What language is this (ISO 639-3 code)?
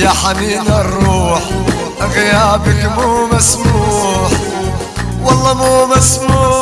ara